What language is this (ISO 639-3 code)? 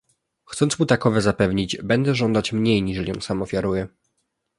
pol